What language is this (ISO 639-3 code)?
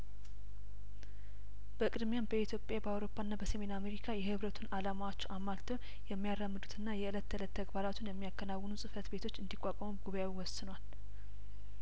amh